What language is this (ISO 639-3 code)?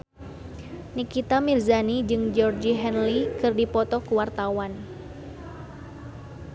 sun